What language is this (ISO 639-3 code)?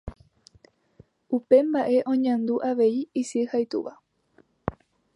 grn